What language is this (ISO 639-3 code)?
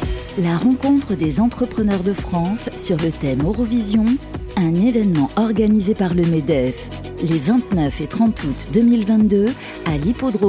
fra